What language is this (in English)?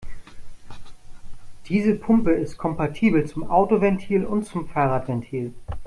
German